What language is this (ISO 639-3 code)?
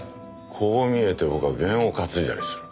jpn